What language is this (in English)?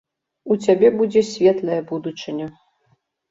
Belarusian